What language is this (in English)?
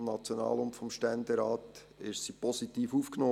Swiss German